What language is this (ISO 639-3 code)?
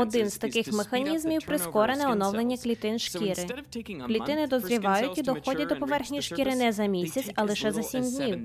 ukr